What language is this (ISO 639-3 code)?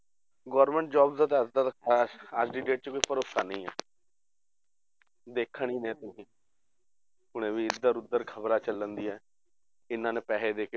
pan